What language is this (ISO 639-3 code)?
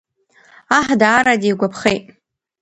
abk